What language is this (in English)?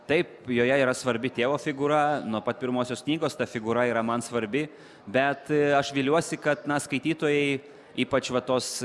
Lithuanian